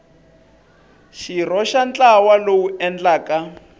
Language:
Tsonga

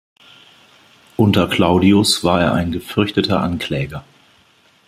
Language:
German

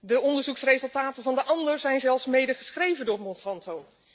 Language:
Dutch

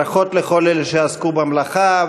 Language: Hebrew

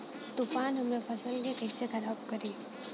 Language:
Bhojpuri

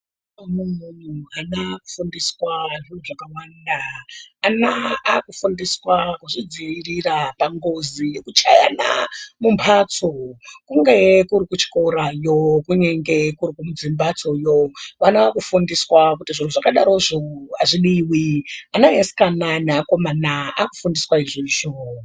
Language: Ndau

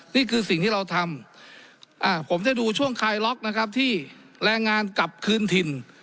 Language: Thai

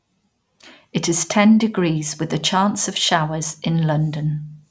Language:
English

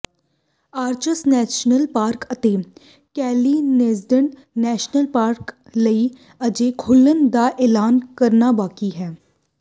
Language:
Punjabi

